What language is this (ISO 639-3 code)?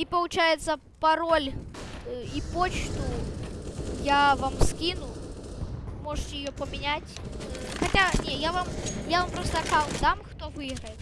rus